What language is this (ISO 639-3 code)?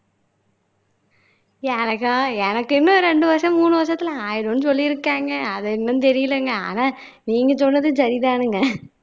tam